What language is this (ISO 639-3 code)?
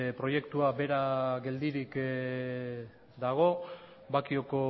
eus